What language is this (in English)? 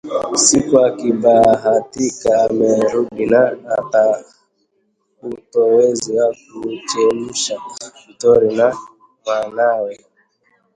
Swahili